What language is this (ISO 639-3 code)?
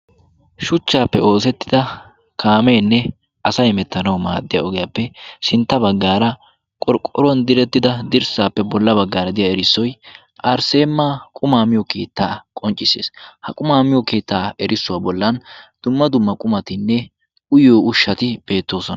wal